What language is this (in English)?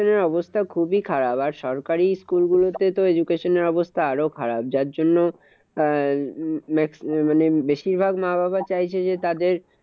Bangla